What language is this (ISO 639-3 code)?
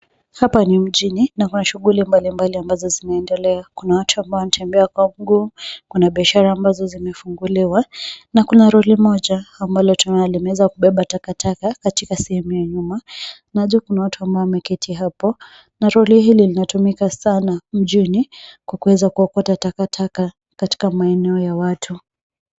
swa